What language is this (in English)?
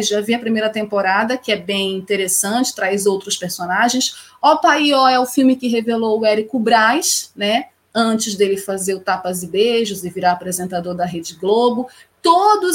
Portuguese